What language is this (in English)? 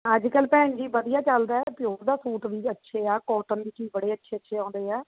Punjabi